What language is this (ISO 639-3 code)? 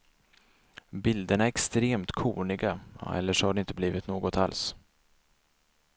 swe